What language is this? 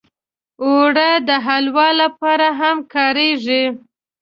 Pashto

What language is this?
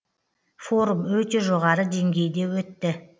Kazakh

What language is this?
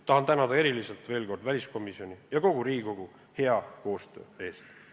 Estonian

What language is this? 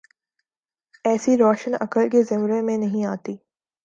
Urdu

